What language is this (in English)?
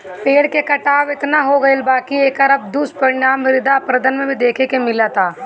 Bhojpuri